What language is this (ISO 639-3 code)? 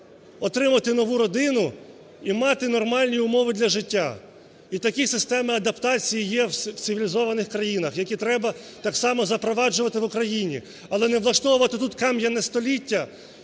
ukr